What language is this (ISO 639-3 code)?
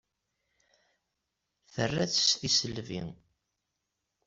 kab